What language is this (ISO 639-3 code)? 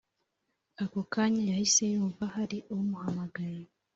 kin